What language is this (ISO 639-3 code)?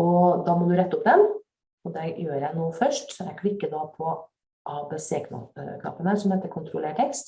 nor